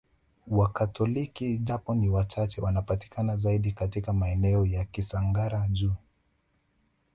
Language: Swahili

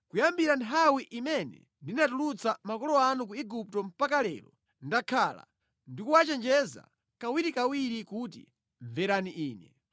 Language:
Nyanja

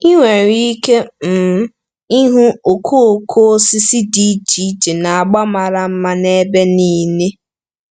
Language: Igbo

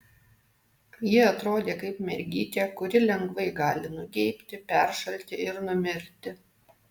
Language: Lithuanian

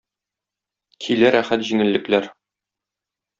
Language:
Tatar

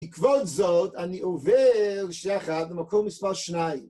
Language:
Hebrew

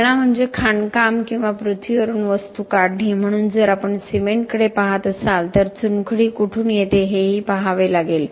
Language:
Marathi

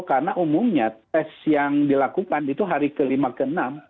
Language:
Indonesian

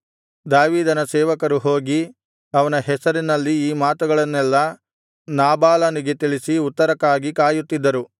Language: Kannada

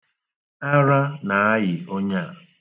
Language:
Igbo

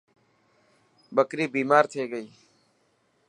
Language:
Dhatki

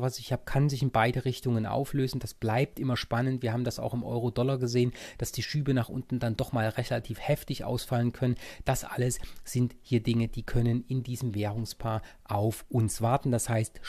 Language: German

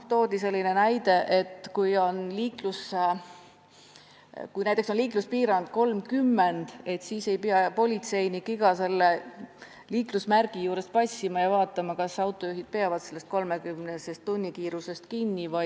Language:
Estonian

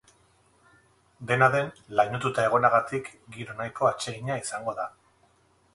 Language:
Basque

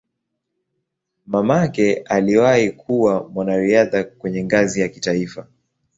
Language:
Swahili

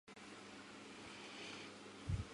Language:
Chinese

